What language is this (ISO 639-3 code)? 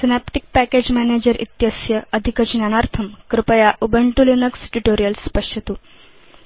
san